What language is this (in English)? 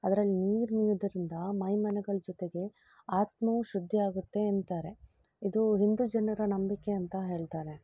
Kannada